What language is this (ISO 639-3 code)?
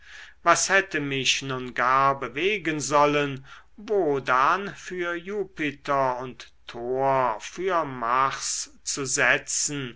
deu